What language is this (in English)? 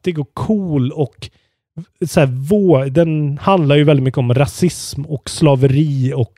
Swedish